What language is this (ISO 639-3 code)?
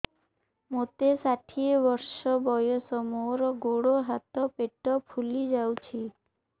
ori